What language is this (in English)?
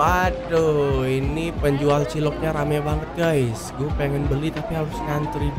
Indonesian